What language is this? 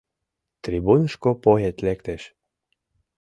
Mari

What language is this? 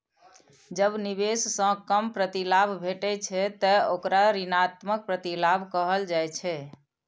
Maithili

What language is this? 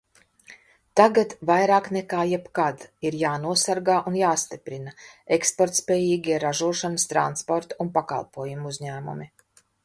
Latvian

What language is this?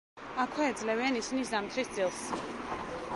Georgian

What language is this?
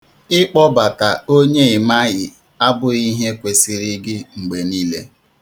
Igbo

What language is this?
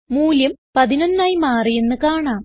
Malayalam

